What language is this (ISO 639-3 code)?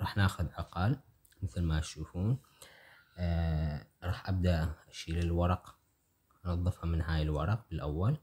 ara